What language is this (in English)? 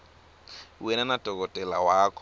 Swati